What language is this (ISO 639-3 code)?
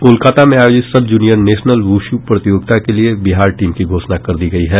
hin